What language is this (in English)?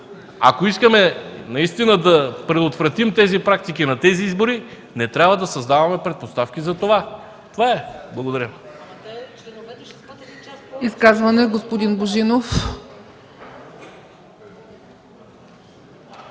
Bulgarian